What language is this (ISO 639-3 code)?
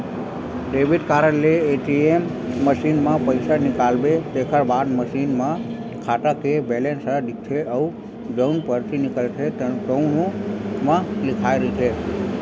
hne